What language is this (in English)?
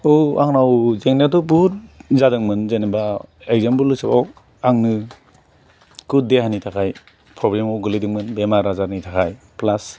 Bodo